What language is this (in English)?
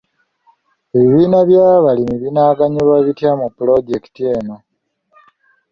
Ganda